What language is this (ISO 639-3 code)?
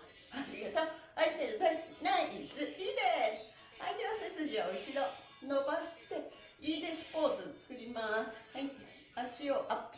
jpn